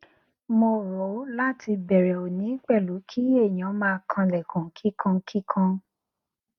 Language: Yoruba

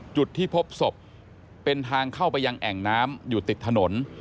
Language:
Thai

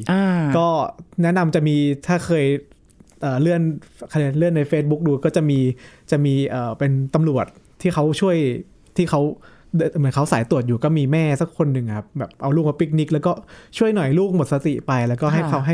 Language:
Thai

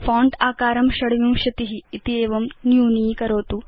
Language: Sanskrit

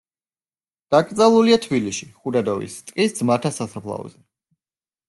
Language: Georgian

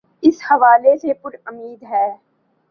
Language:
Urdu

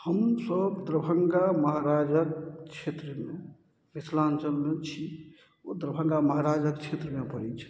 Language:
Maithili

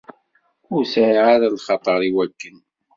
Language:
Kabyle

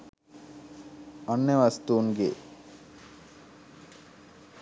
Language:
Sinhala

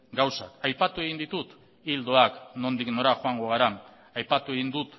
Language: Basque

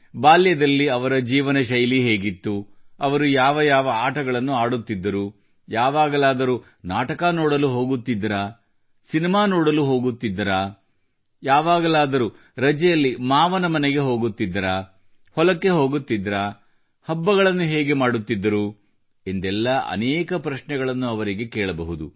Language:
Kannada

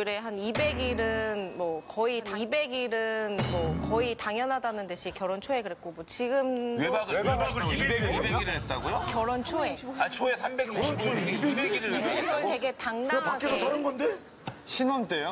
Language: Korean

